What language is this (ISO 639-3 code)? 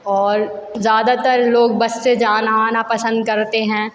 hin